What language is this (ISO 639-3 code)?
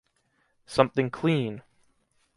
eng